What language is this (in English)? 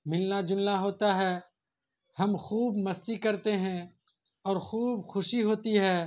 Urdu